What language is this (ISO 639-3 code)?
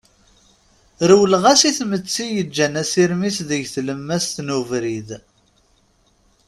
kab